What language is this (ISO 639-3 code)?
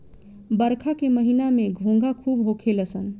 bho